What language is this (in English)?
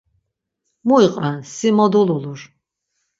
Laz